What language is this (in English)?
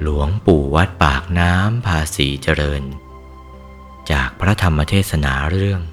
Thai